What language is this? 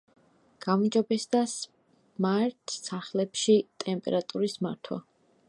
Georgian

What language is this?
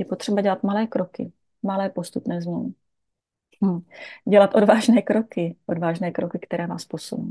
Czech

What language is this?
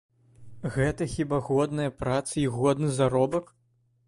Belarusian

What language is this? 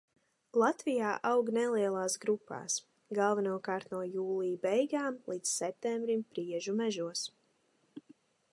Latvian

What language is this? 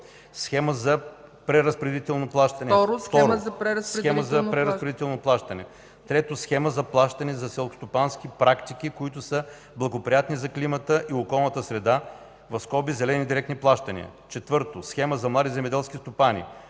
Bulgarian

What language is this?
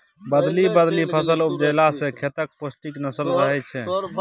Maithili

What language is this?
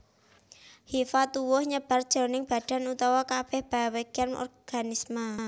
Javanese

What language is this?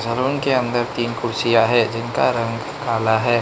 Hindi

